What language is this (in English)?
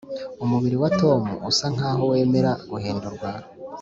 Kinyarwanda